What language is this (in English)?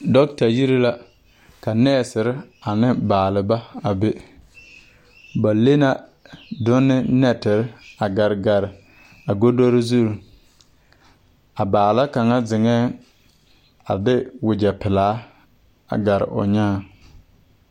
Southern Dagaare